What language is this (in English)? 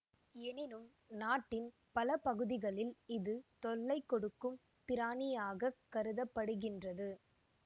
Tamil